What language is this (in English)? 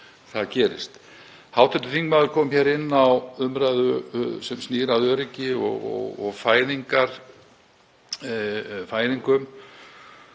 Icelandic